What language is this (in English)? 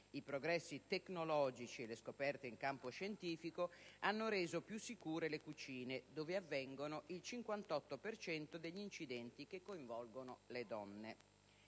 Italian